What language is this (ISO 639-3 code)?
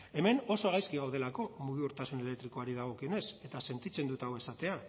eus